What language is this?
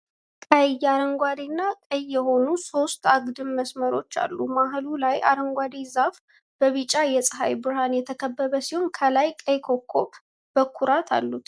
Amharic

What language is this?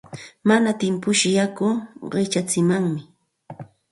Santa Ana de Tusi Pasco Quechua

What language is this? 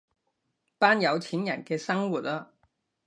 Cantonese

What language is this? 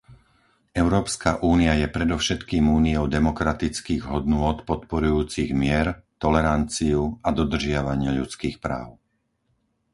Slovak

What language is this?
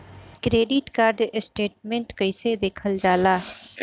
Bhojpuri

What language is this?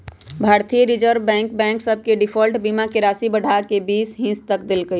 Magahi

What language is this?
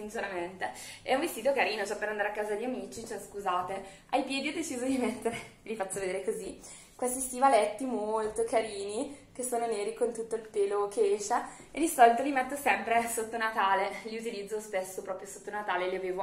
Italian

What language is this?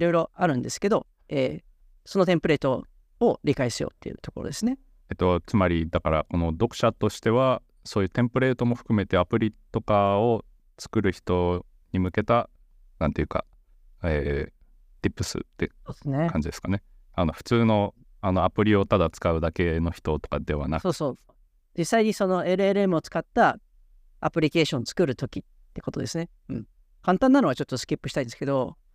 Japanese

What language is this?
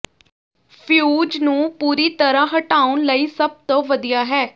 Punjabi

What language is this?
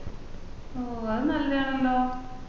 Malayalam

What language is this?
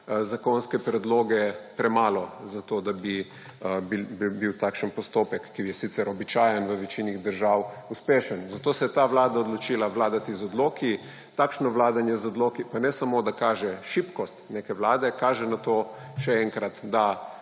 Slovenian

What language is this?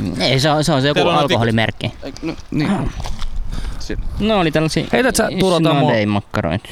Finnish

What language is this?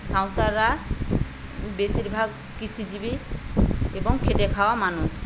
Bangla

